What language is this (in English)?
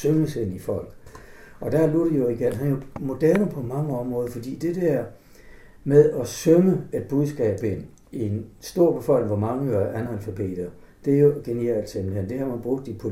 Danish